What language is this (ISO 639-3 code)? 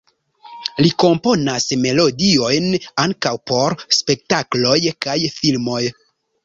epo